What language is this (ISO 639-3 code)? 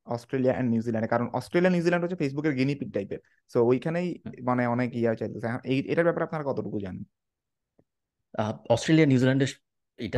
ben